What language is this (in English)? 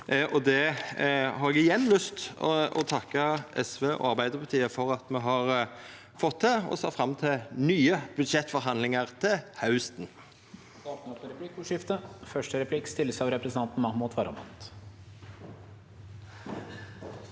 Norwegian